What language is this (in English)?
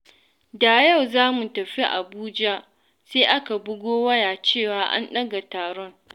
Hausa